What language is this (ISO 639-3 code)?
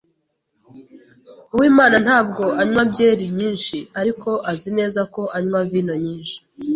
kin